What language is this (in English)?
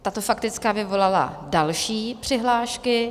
Czech